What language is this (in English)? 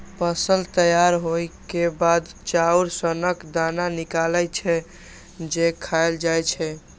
Maithili